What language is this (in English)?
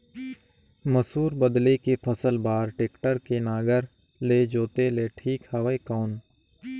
Chhattisgarhi